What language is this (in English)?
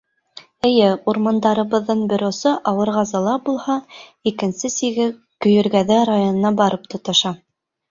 Bashkir